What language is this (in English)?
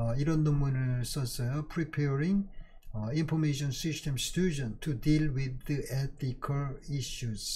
Korean